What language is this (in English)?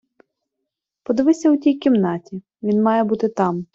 Ukrainian